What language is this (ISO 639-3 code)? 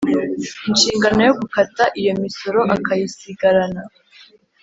kin